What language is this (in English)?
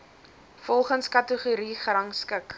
Afrikaans